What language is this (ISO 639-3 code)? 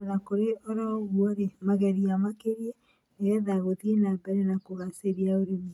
kik